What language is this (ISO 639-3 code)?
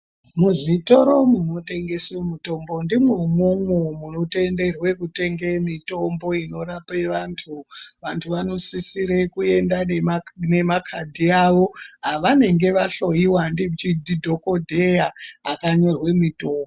ndc